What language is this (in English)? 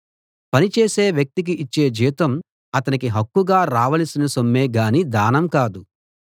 Telugu